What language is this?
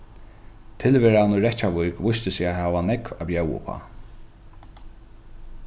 Faroese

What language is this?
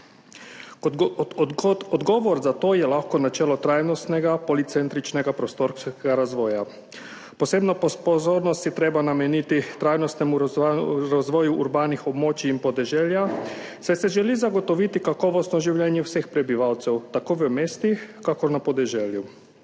Slovenian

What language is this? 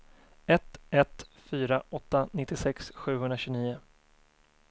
Swedish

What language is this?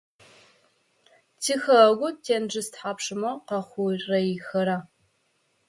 Adyghe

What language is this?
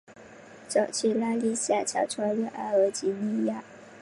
Chinese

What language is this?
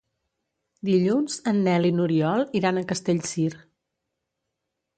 Catalan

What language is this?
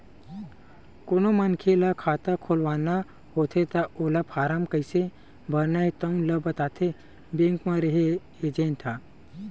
Chhattisgarhi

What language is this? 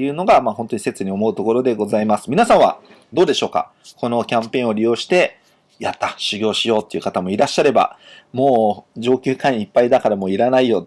Japanese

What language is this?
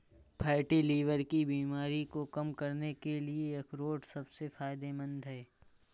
Hindi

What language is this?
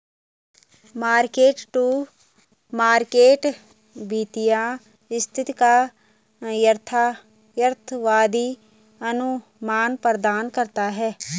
Hindi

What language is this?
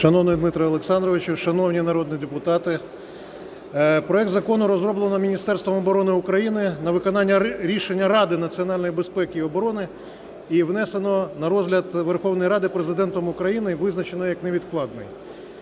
Ukrainian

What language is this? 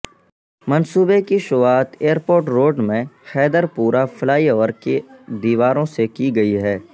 Urdu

